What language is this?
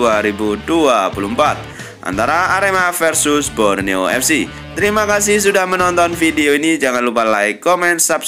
Indonesian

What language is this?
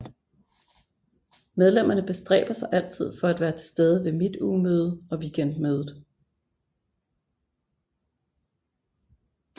Danish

